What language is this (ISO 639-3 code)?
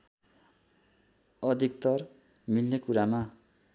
nep